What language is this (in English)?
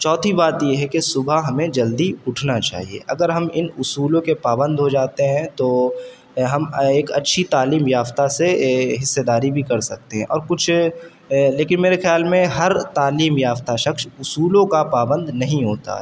Urdu